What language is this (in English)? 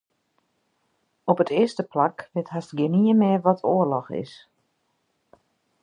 Western Frisian